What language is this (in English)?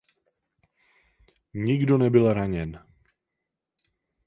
Czech